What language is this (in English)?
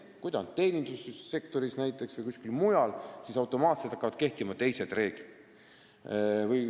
Estonian